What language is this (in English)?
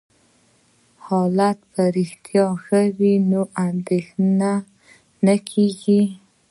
Pashto